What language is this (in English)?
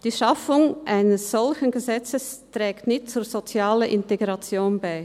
Swiss German